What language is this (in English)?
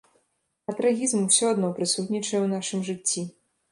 Belarusian